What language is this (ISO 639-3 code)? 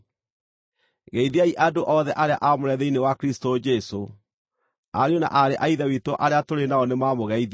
kik